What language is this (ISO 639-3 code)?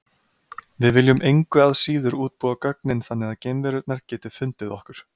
isl